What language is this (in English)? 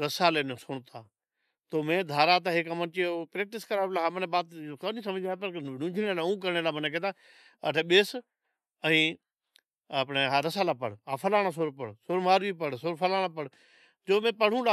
Od